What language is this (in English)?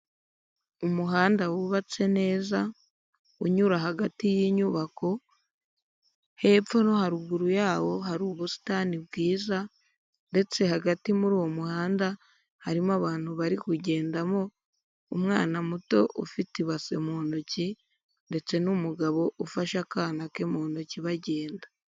Kinyarwanda